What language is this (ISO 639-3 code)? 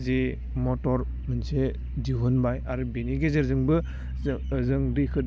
brx